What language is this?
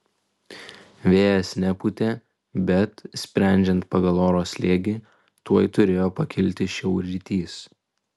Lithuanian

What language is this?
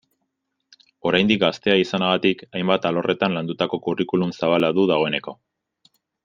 Basque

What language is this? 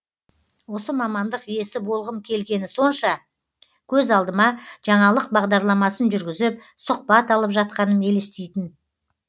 Kazakh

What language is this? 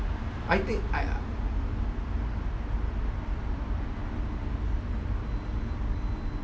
English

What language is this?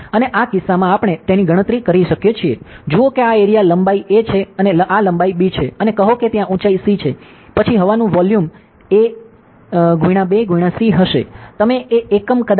Gujarati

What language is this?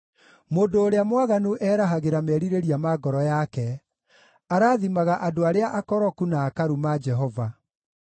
Kikuyu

